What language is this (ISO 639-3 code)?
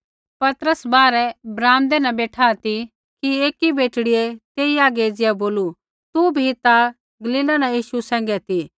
kfx